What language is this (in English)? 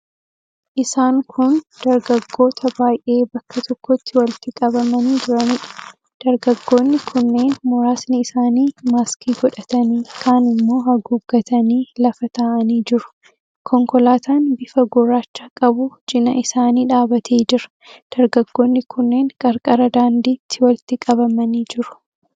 Oromo